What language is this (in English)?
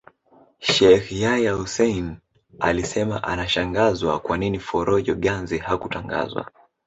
Swahili